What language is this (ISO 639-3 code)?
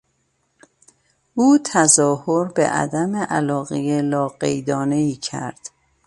fas